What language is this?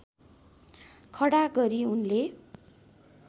Nepali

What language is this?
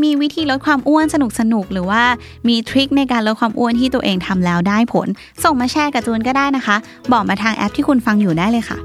Thai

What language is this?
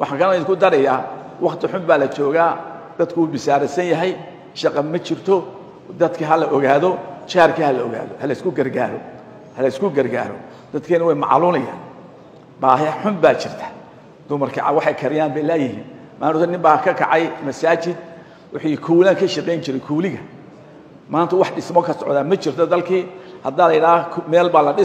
Arabic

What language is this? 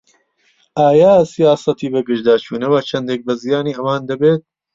Central Kurdish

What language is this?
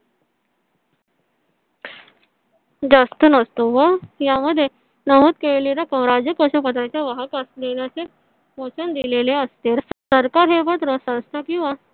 Marathi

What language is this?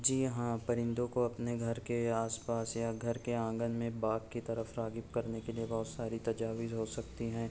Urdu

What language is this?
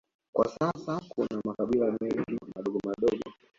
Swahili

